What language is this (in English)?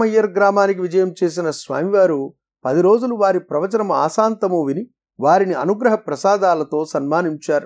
Telugu